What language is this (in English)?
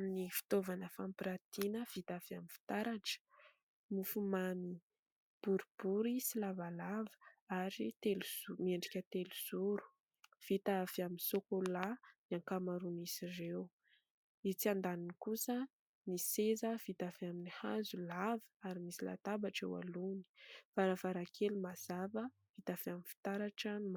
Malagasy